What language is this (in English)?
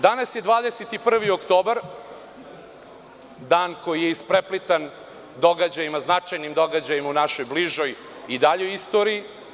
Serbian